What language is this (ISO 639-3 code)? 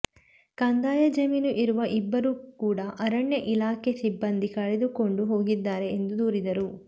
kan